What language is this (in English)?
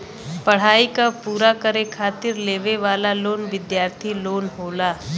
Bhojpuri